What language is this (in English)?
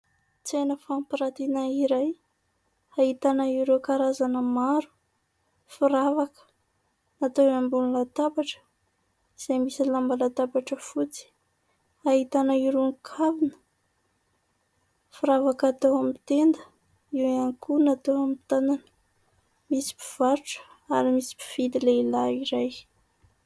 Malagasy